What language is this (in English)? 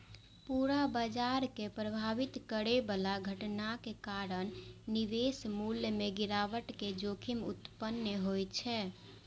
Maithili